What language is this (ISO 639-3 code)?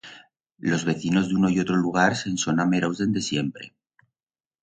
arg